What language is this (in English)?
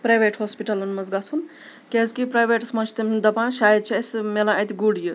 Kashmiri